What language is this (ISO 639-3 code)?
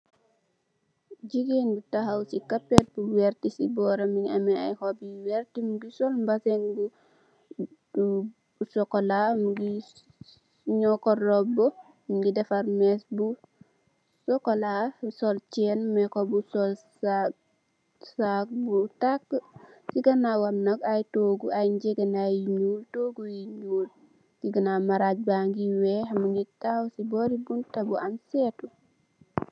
wol